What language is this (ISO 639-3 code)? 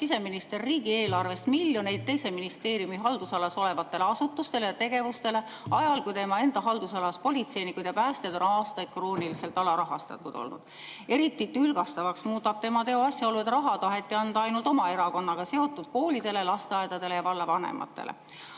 est